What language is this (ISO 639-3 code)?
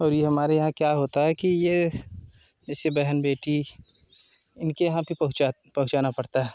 hin